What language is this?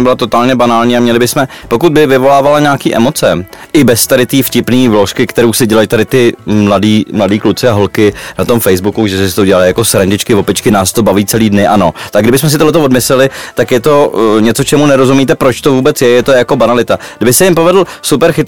Czech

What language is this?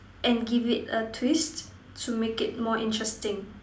English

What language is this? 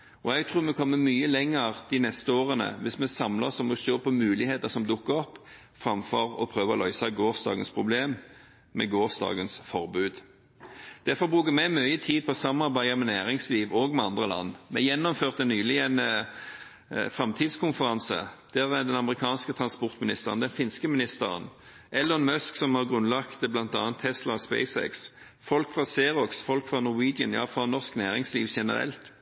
Norwegian Bokmål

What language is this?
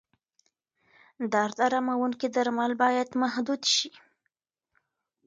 Pashto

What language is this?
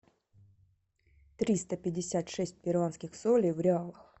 Russian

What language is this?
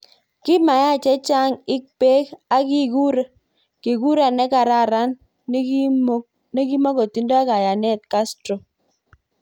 Kalenjin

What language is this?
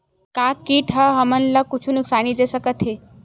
Chhattisgarhi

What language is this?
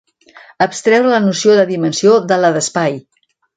Catalan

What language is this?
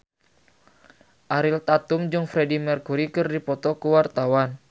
Sundanese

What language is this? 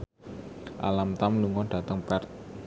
Javanese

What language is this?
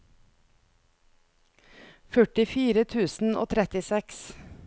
Norwegian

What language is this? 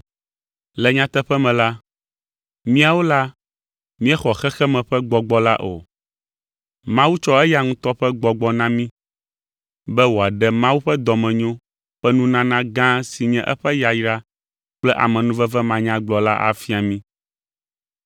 Ewe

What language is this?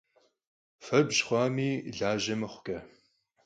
Kabardian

